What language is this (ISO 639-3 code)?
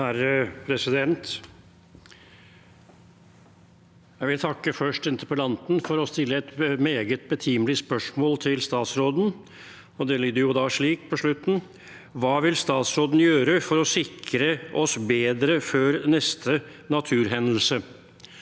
nor